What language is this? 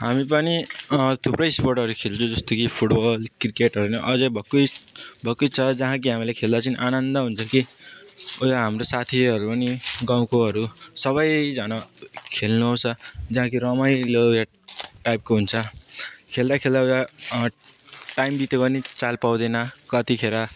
Nepali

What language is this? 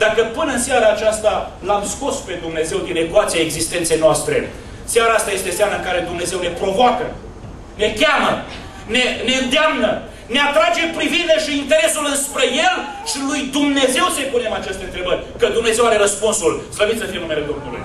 Romanian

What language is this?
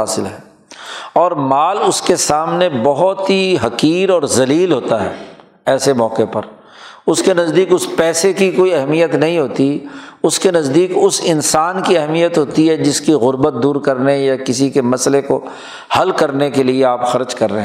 Urdu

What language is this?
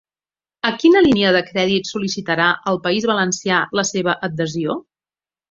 Catalan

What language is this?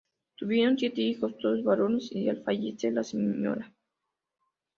Spanish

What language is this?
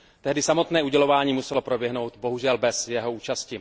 Czech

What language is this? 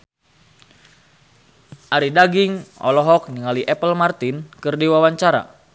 Sundanese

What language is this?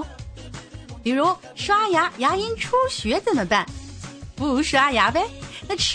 Chinese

